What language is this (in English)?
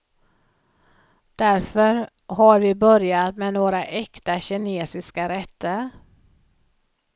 Swedish